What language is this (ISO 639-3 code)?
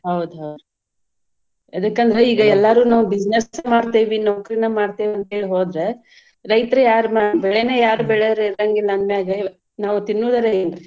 kan